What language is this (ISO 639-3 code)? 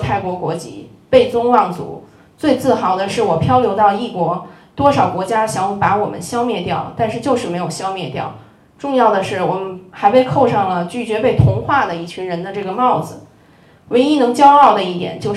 zho